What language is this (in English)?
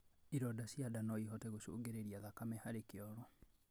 Kikuyu